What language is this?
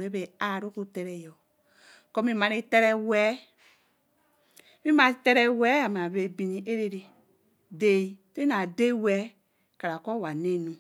Eleme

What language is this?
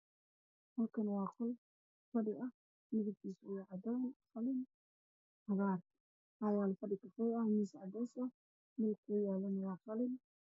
Somali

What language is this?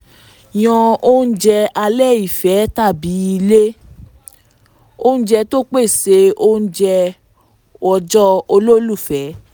Yoruba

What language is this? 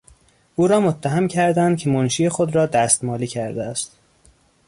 Persian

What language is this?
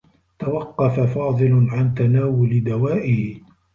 Arabic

